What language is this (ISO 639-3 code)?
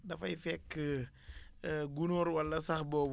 wol